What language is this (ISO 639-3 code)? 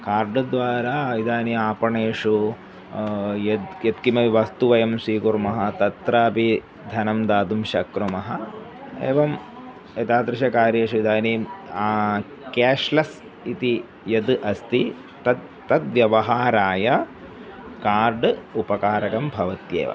san